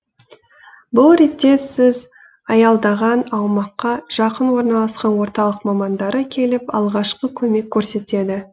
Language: Kazakh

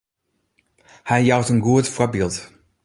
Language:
Western Frisian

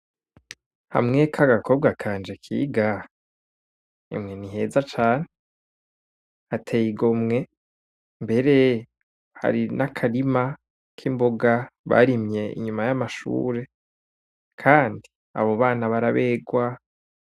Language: Rundi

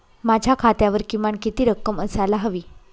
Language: Marathi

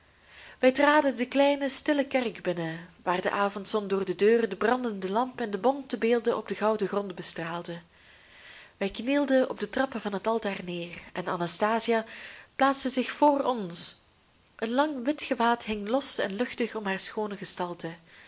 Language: Dutch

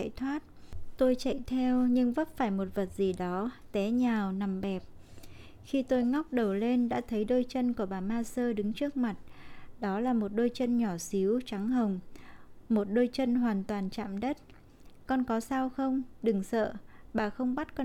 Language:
Vietnamese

